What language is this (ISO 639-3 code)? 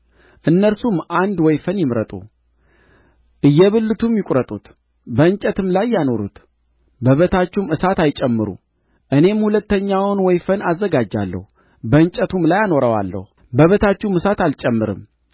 amh